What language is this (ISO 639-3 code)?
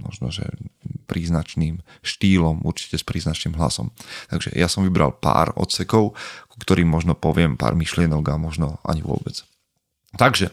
slk